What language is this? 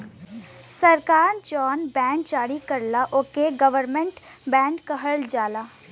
Bhojpuri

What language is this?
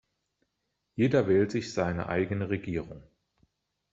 German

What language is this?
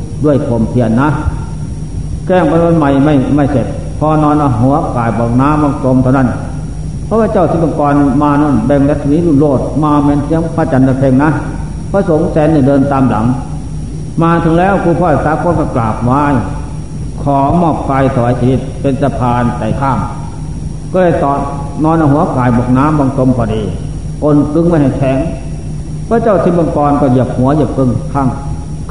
Thai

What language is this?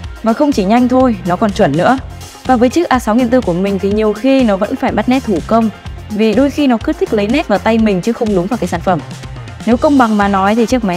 Vietnamese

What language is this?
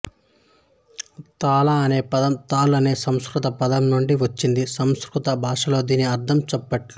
Telugu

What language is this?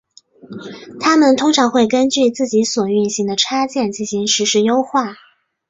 Chinese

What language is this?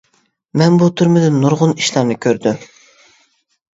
Uyghur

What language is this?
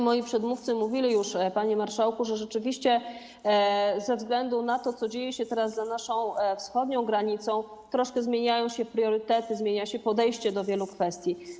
Polish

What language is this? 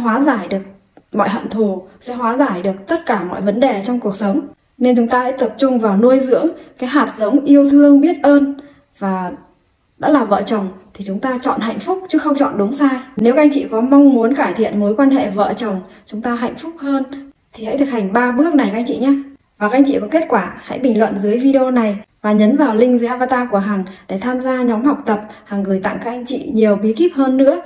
Vietnamese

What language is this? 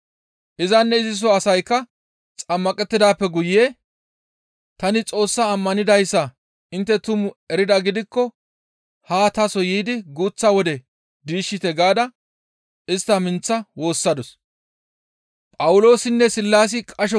Gamo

